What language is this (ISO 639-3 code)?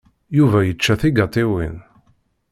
kab